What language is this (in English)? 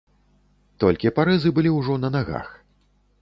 Belarusian